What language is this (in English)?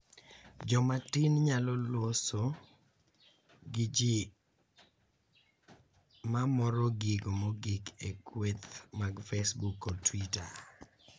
Luo (Kenya and Tanzania)